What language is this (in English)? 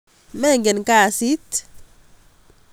Kalenjin